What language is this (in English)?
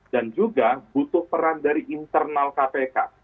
Indonesian